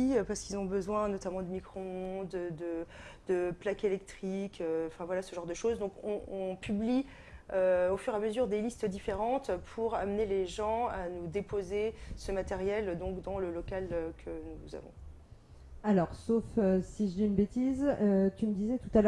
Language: French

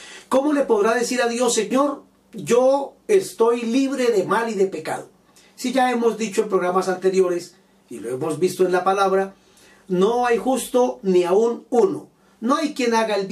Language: Spanish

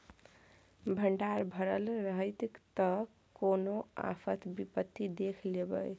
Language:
Maithili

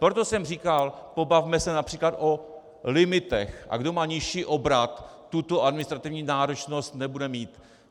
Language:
Czech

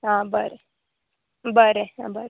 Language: Konkani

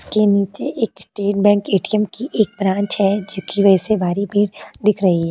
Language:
Hindi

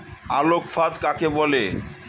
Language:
Bangla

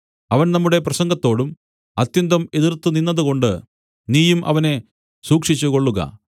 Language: Malayalam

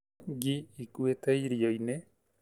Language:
Kikuyu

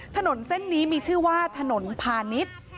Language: Thai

